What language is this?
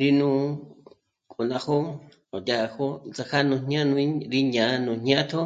Michoacán Mazahua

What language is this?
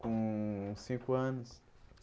Portuguese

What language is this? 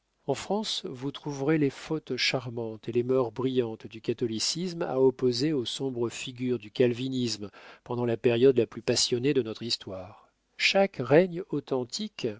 French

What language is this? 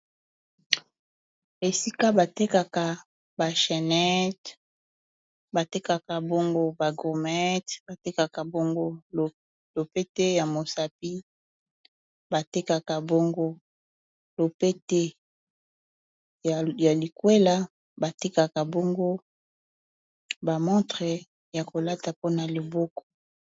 Lingala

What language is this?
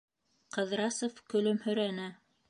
Bashkir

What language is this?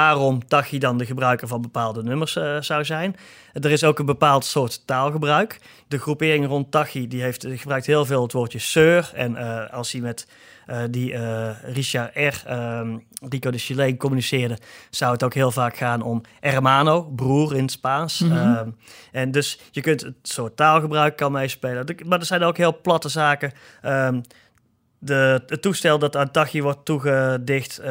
Dutch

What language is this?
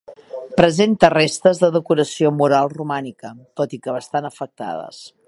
Catalan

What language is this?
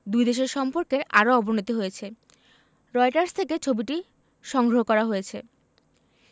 Bangla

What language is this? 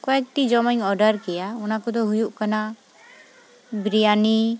Santali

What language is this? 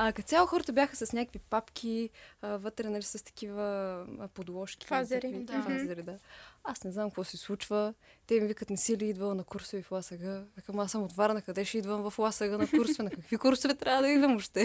Bulgarian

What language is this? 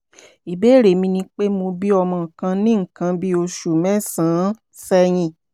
Yoruba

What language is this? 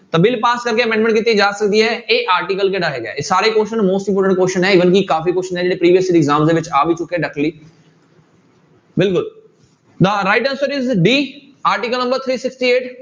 Punjabi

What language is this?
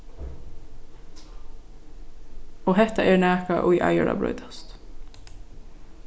Faroese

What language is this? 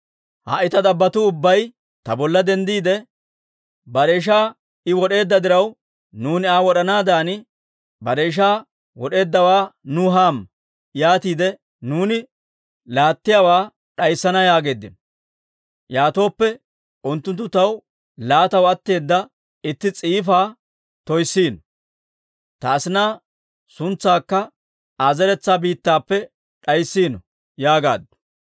Dawro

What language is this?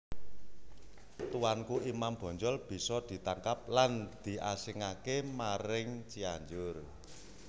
Javanese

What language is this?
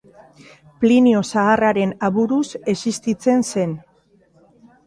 Basque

